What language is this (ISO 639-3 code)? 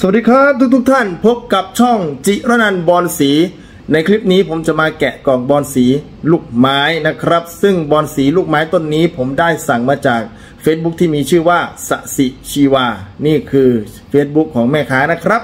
tha